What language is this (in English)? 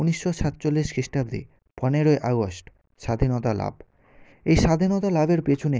Bangla